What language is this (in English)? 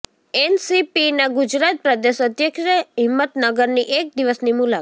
Gujarati